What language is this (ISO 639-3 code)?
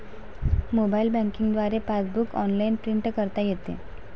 mar